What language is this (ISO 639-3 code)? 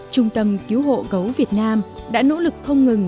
vie